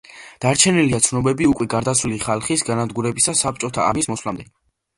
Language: Georgian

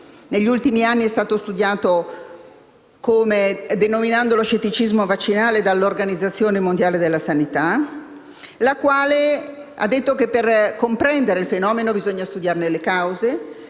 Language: Italian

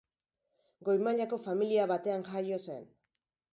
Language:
Basque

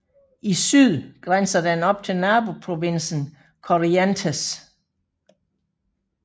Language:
Danish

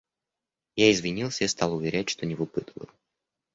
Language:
Russian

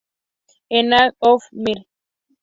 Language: Spanish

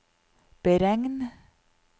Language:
Norwegian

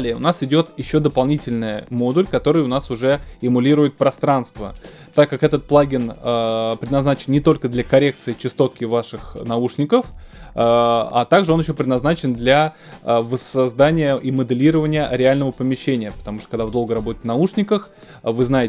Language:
Russian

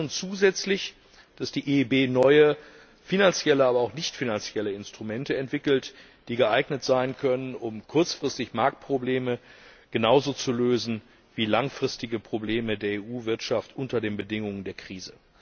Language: German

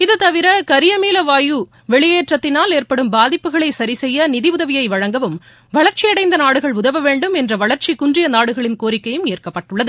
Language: Tamil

